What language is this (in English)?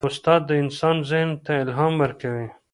Pashto